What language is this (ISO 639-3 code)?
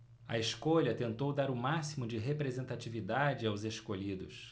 por